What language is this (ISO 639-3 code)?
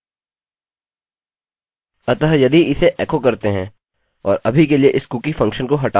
hin